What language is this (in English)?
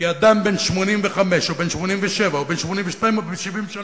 Hebrew